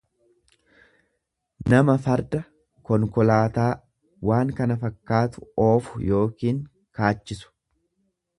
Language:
Oromo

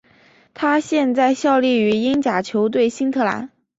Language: Chinese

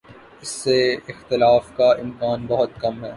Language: Urdu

